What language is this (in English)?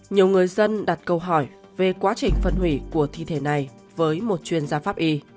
Vietnamese